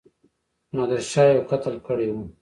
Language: Pashto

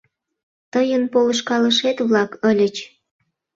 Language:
Mari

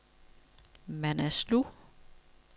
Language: Danish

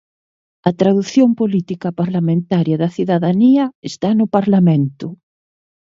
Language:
Galician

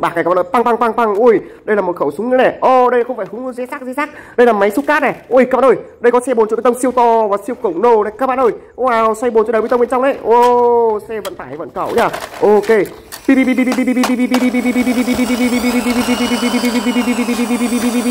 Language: Vietnamese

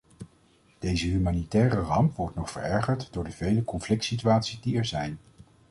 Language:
Dutch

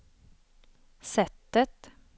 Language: Swedish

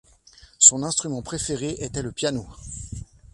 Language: French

